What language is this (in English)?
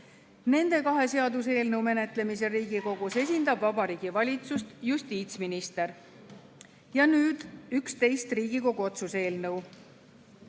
Estonian